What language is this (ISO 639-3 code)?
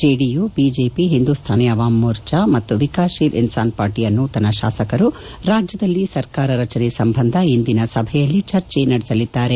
kan